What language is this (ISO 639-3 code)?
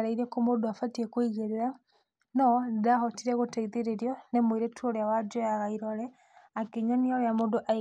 kik